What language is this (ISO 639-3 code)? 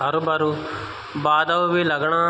gbm